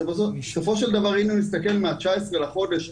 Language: Hebrew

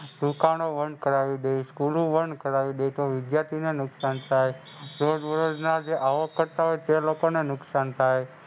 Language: Gujarati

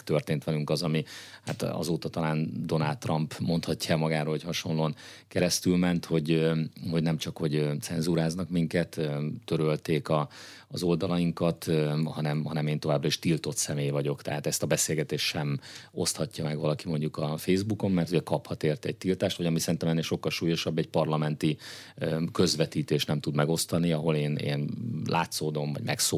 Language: Hungarian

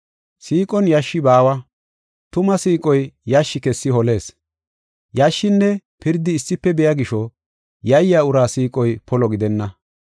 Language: Gofa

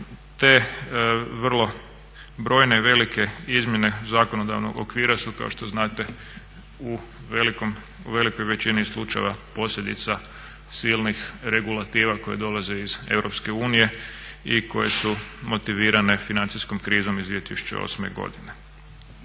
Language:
Croatian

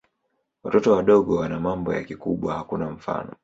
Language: Swahili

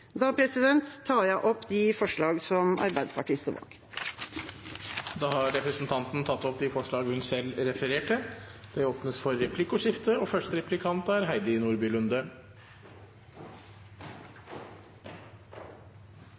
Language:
Norwegian Bokmål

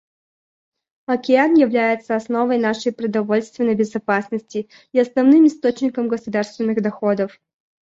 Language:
Russian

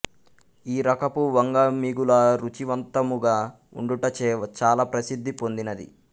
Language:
Telugu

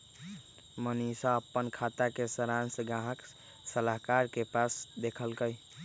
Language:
Magahi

